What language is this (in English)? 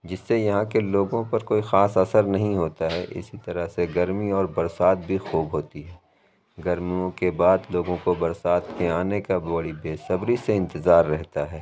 Urdu